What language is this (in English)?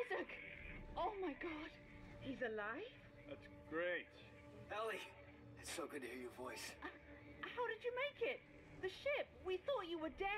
Polish